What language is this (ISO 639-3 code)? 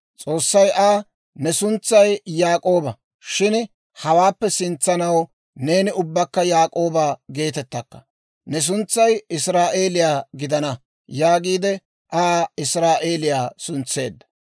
dwr